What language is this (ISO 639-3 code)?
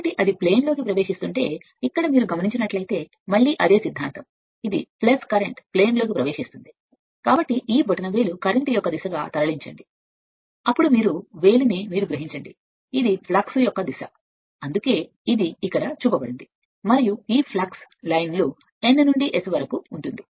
tel